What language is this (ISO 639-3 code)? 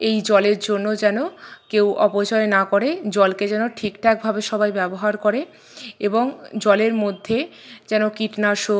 ben